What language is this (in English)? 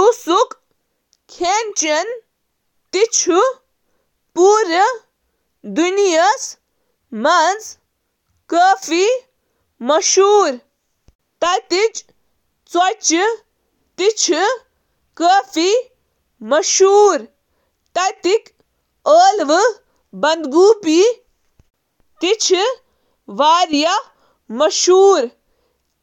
Kashmiri